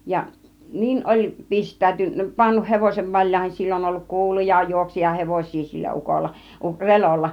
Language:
Finnish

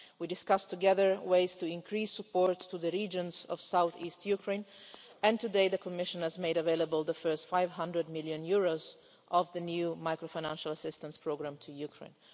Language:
English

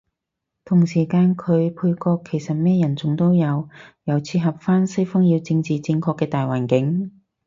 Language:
Cantonese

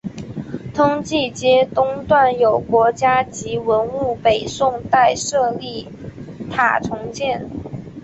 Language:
Chinese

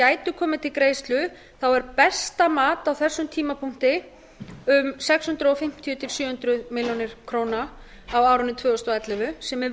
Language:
Icelandic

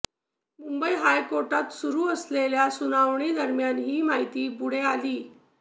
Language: Marathi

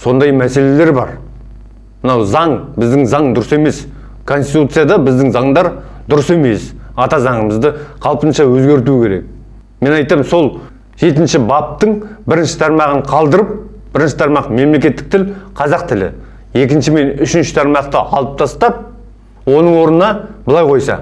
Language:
Turkish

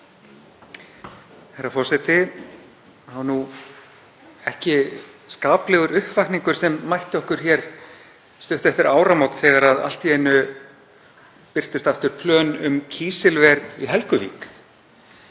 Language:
Icelandic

